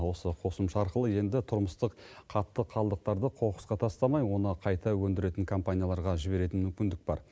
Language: Kazakh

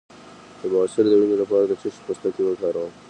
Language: Pashto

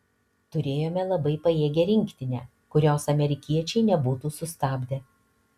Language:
Lithuanian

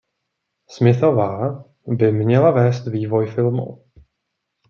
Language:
Czech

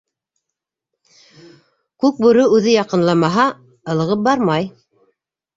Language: Bashkir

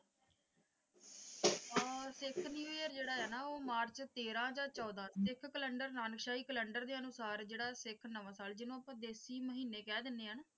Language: Punjabi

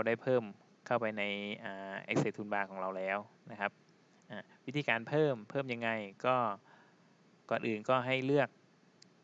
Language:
Thai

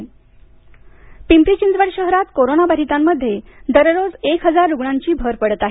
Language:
Marathi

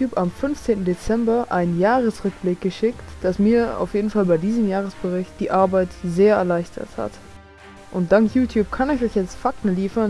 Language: German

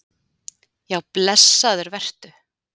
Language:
Icelandic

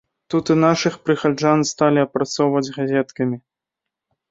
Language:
Belarusian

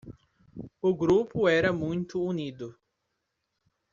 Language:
Portuguese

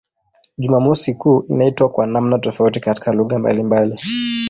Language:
Swahili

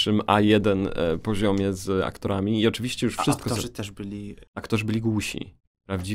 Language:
Polish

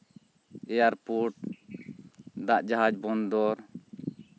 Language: Santali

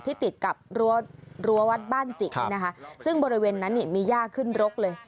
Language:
Thai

